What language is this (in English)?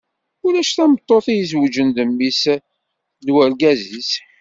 Kabyle